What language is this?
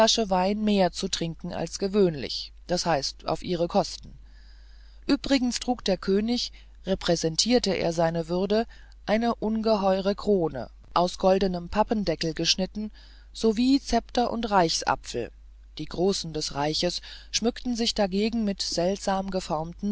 German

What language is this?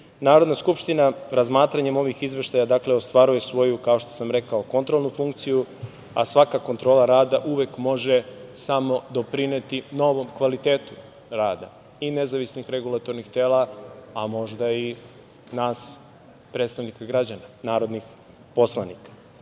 Serbian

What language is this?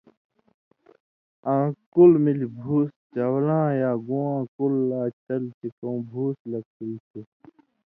Indus Kohistani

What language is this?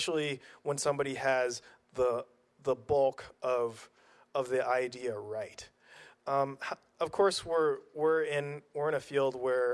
English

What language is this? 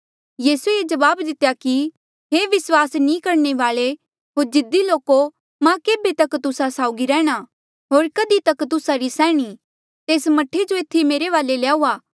Mandeali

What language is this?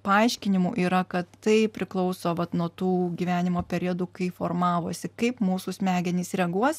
Lithuanian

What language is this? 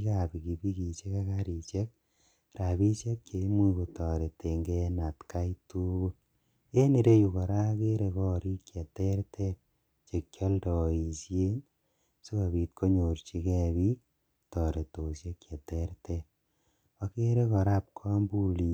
Kalenjin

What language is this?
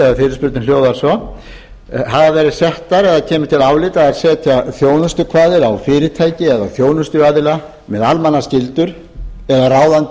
Icelandic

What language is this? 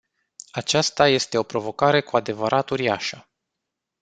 Romanian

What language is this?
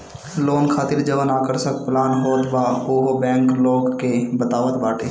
Bhojpuri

